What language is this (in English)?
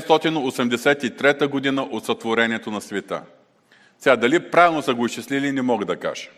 Bulgarian